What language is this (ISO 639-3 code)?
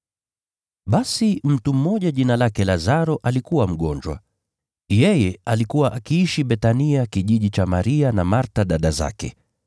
swa